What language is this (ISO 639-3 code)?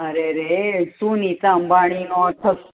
guj